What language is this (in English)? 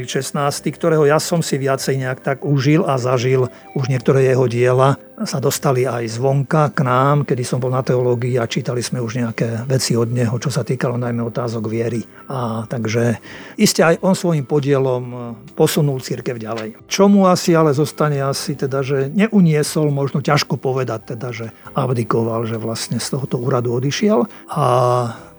Slovak